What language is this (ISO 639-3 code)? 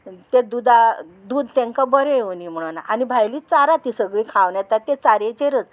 kok